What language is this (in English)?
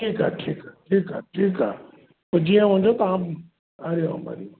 Sindhi